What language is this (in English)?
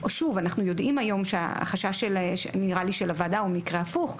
Hebrew